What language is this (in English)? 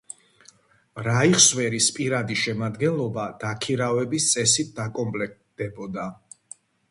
Georgian